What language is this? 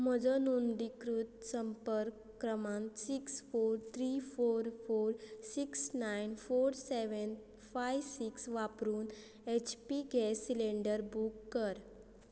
Konkani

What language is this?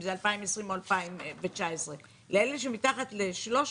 Hebrew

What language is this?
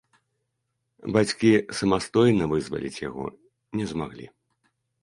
Belarusian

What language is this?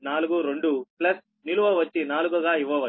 Telugu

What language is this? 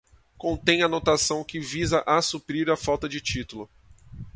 Portuguese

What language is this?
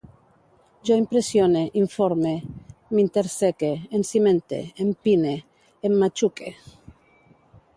Catalan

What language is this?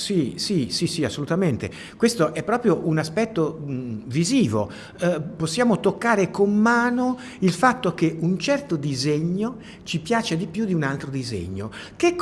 Italian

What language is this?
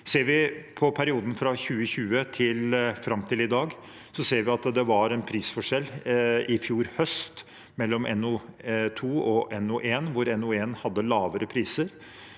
Norwegian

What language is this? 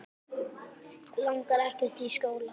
Icelandic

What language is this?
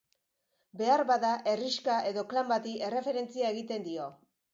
Basque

